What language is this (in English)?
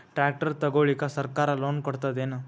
Kannada